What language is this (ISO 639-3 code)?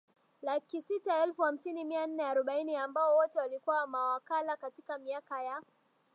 swa